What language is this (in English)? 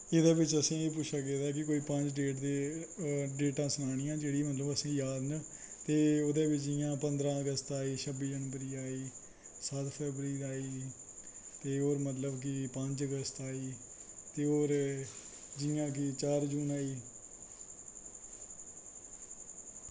Dogri